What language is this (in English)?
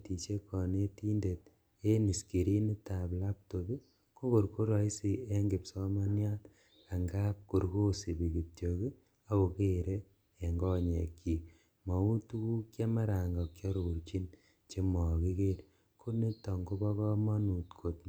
Kalenjin